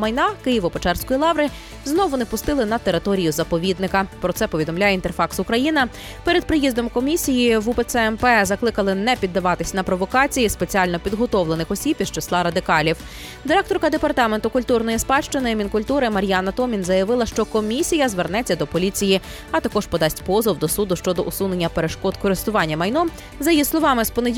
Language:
Ukrainian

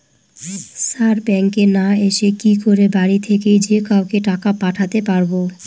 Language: Bangla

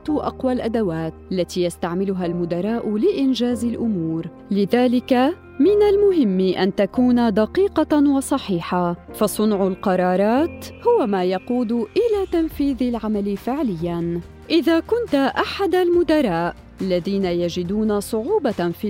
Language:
Arabic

